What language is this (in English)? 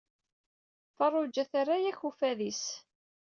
Kabyle